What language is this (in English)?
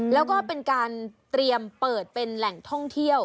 Thai